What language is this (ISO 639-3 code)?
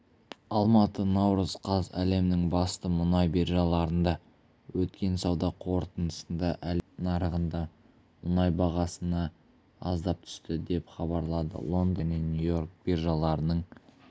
kaz